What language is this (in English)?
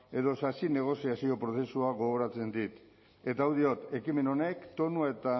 Basque